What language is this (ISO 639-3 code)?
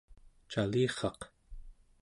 esu